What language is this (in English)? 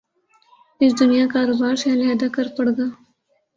Urdu